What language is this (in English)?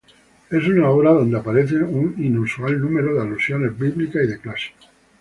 Spanish